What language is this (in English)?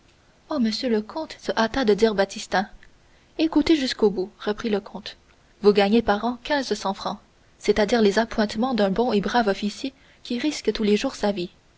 French